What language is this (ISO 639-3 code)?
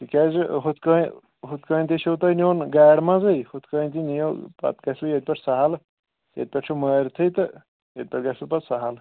kas